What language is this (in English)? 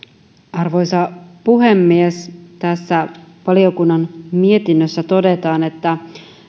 Finnish